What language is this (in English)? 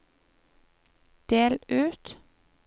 Norwegian